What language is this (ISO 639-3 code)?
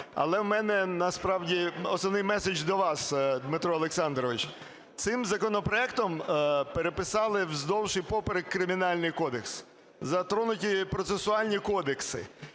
ukr